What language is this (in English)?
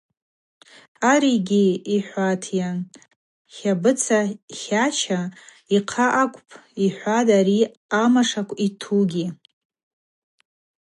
Abaza